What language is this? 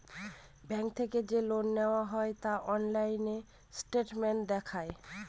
Bangla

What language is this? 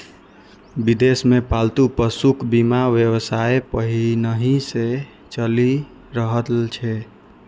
Maithili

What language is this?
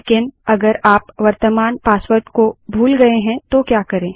Hindi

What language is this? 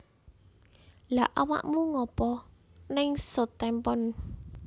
Javanese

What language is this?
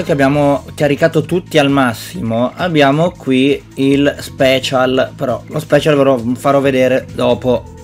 Italian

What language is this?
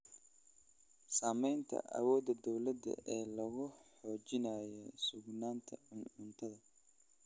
Somali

